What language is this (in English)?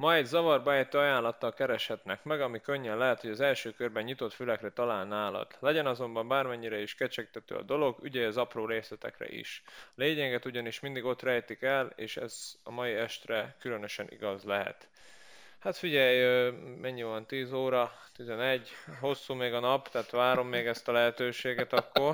Hungarian